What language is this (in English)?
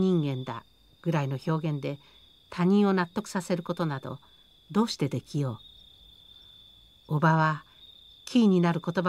Japanese